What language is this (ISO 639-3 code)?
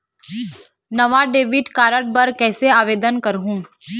hne